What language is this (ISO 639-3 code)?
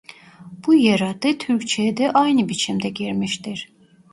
tur